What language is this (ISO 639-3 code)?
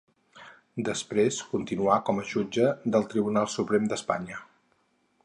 cat